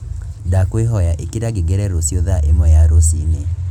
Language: Kikuyu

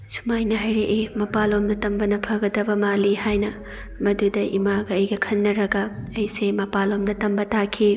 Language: Manipuri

